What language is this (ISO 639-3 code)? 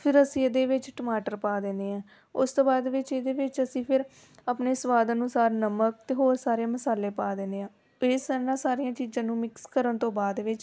pan